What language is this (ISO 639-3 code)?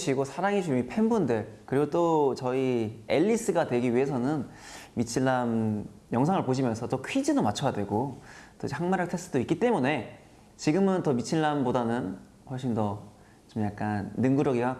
kor